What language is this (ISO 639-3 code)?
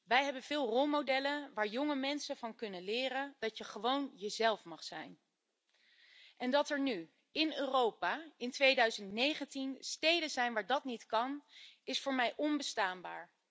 nld